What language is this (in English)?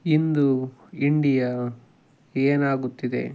Kannada